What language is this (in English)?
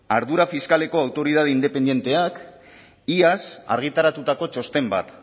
Basque